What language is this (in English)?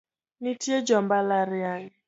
Luo (Kenya and Tanzania)